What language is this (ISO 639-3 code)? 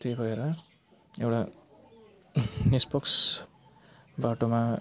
nep